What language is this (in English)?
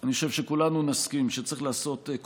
Hebrew